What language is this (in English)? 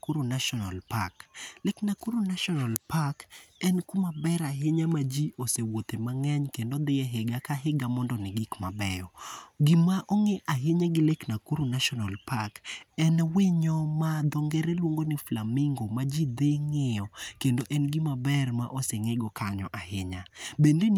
Luo (Kenya and Tanzania)